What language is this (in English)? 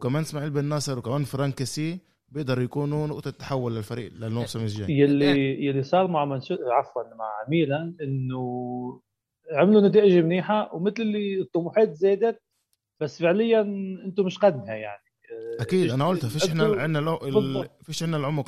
Arabic